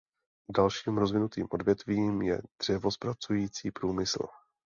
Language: Czech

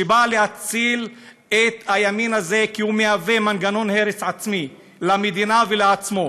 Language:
Hebrew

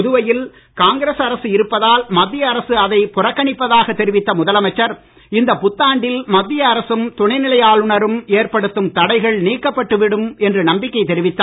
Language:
Tamil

